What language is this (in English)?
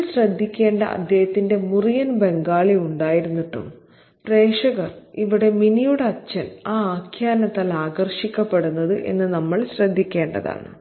Malayalam